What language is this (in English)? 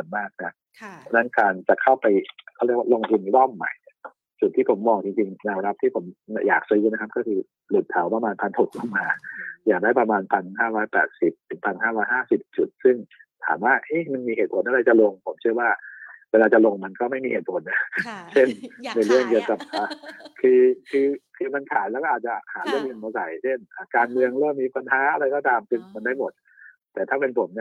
Thai